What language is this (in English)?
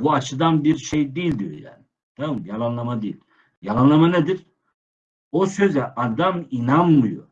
Turkish